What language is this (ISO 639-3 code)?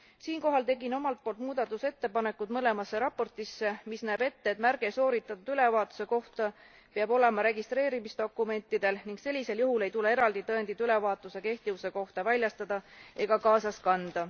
est